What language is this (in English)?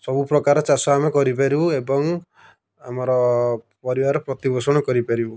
Odia